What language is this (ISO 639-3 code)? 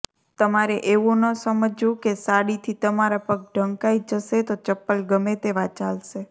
guj